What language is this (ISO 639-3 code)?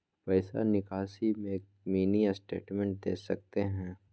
mag